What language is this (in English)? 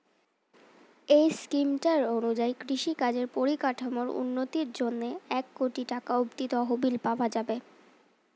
Bangla